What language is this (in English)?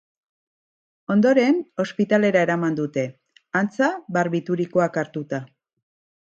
Basque